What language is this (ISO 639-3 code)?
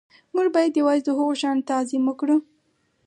pus